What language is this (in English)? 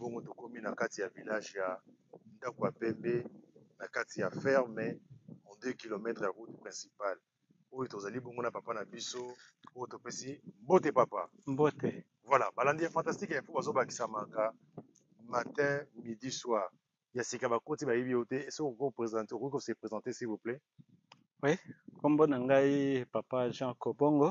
French